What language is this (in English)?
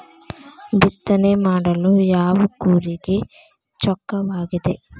Kannada